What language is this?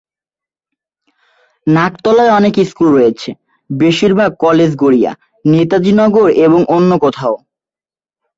Bangla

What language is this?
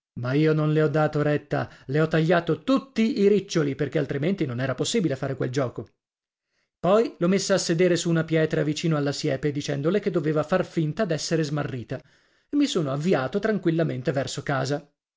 Italian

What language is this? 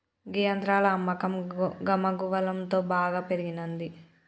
Telugu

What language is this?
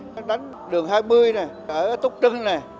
Vietnamese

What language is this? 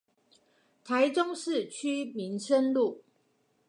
Chinese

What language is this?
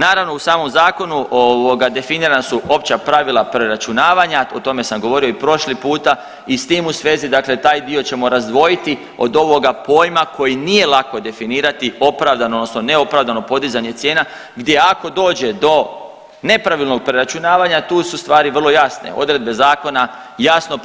Croatian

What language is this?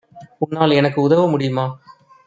Tamil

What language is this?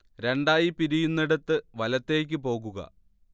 Malayalam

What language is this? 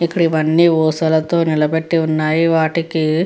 Telugu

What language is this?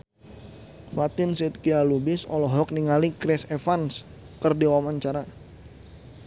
Sundanese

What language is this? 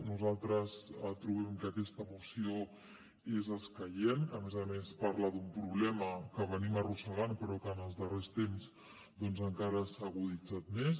Catalan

